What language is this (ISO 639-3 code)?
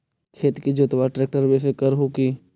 mag